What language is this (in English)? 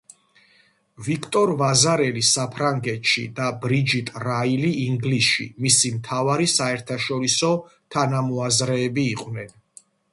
Georgian